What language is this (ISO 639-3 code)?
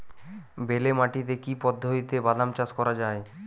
ben